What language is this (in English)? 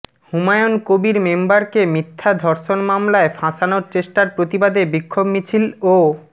Bangla